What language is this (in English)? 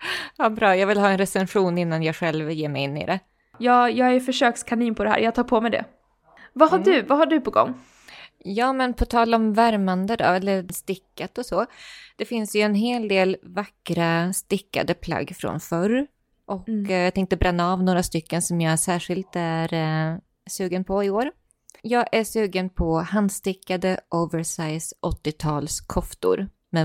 Swedish